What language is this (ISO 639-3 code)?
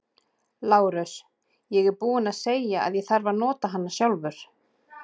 isl